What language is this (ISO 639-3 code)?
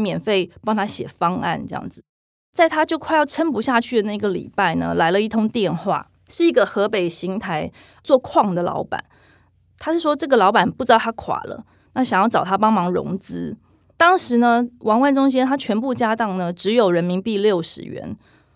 zho